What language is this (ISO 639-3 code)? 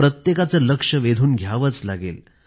mar